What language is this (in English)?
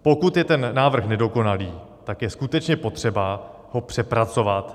Czech